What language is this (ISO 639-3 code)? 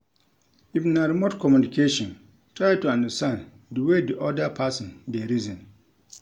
pcm